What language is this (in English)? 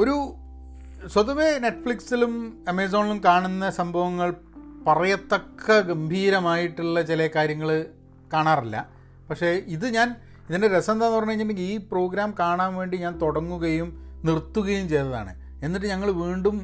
Malayalam